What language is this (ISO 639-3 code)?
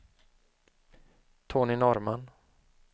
swe